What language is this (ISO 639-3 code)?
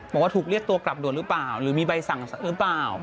tha